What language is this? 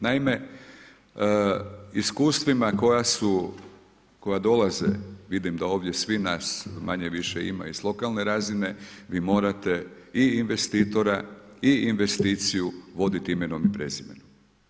Croatian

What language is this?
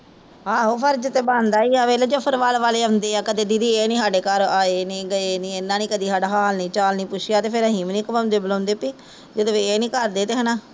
Punjabi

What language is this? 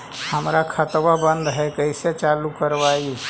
Magahi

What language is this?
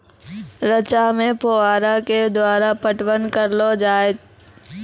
Maithili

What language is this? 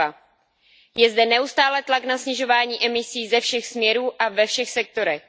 Czech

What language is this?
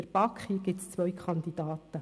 Swiss German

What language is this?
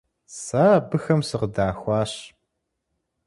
Kabardian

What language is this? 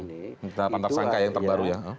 Indonesian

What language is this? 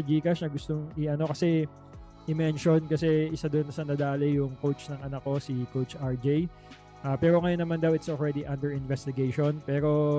Filipino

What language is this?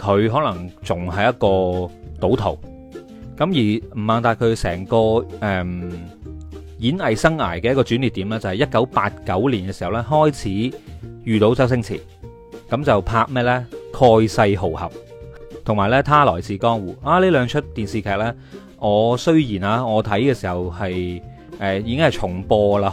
Chinese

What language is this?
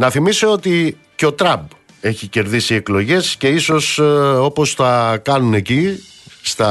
Greek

